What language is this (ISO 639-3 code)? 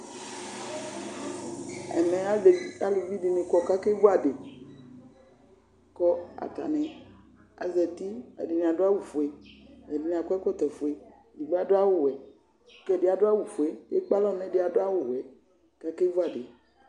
kpo